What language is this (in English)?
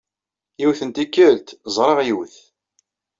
Kabyle